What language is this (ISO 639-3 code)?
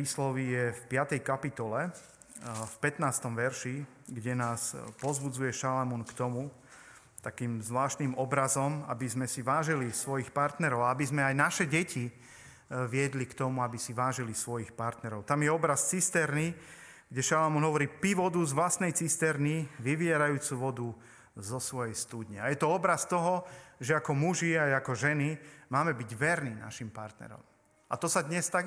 slk